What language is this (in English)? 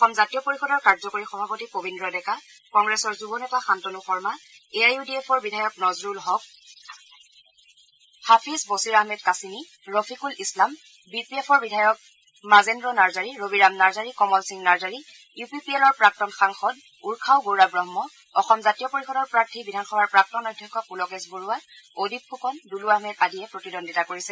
Assamese